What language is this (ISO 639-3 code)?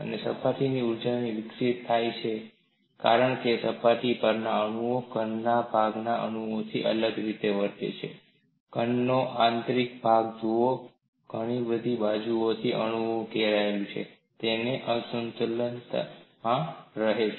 guj